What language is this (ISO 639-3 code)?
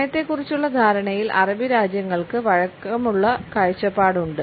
mal